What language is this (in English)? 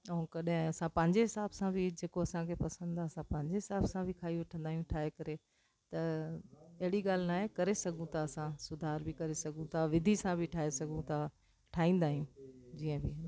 Sindhi